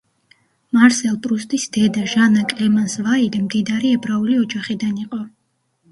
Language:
Georgian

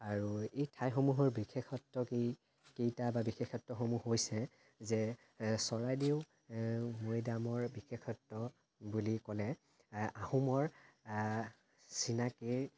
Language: Assamese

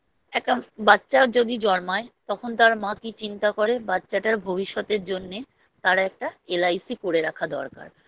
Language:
Bangla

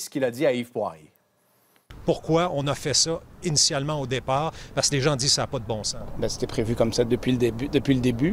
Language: French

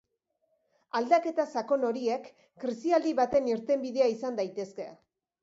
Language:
Basque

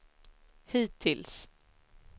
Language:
Swedish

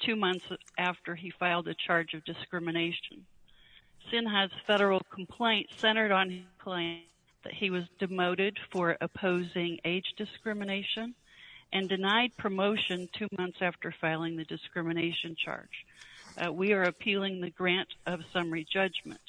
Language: English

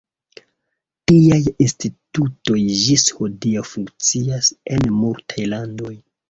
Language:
Esperanto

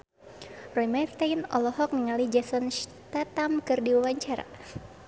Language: Sundanese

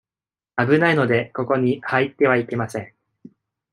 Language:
Japanese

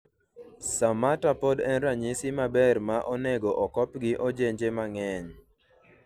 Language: Luo (Kenya and Tanzania)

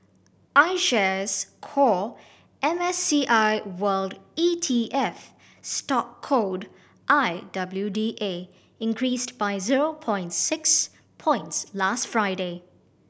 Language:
English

